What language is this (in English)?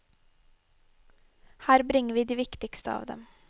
Norwegian